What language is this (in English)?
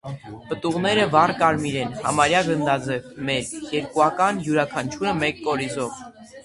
Armenian